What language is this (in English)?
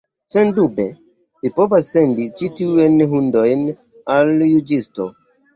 Esperanto